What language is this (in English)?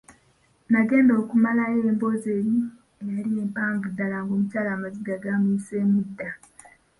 Ganda